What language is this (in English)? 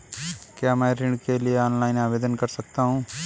Hindi